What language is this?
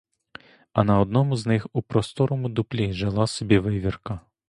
Ukrainian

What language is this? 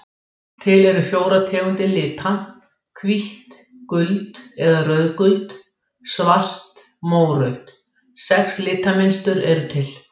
Icelandic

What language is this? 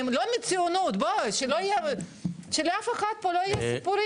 Hebrew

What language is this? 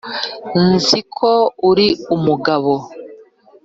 Kinyarwanda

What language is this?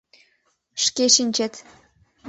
Mari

